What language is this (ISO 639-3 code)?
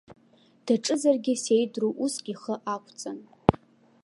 abk